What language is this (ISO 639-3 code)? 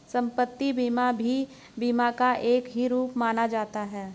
hin